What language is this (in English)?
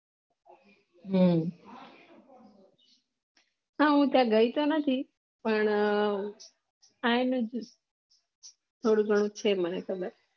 Gujarati